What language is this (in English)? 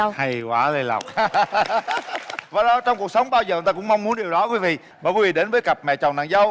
Vietnamese